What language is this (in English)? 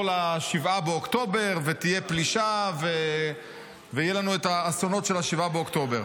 Hebrew